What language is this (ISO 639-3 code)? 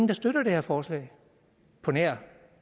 dan